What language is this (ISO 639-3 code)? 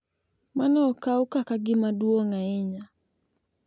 luo